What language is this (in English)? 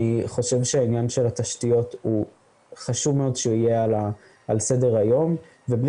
Hebrew